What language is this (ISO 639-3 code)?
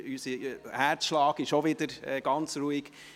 gsw